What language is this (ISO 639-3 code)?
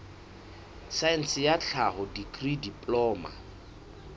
sot